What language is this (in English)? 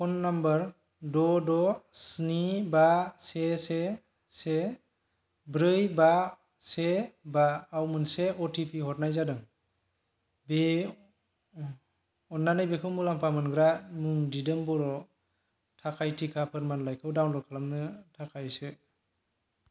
Bodo